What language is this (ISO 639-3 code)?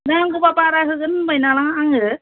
brx